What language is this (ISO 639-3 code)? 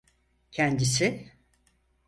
tur